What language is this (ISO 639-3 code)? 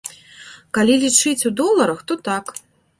bel